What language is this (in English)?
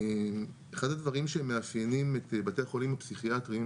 Hebrew